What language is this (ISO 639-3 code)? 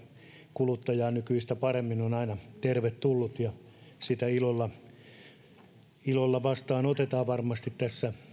fin